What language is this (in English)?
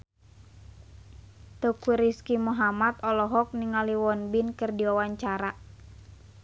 Sundanese